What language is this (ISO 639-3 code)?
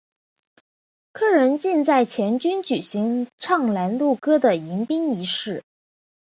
zho